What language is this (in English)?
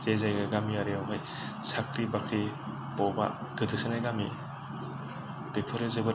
Bodo